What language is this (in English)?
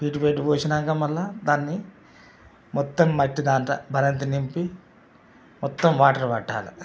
Telugu